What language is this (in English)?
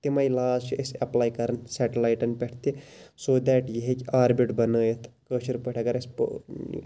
Kashmiri